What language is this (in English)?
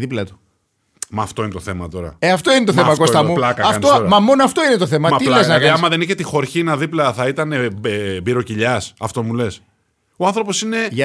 Greek